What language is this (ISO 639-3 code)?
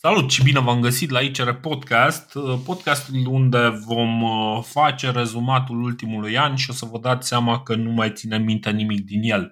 ron